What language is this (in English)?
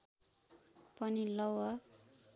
Nepali